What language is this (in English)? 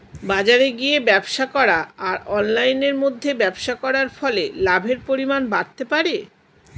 Bangla